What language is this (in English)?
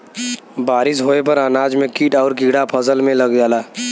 Bhojpuri